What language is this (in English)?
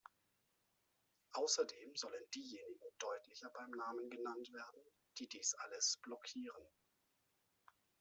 German